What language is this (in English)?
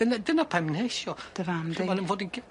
Welsh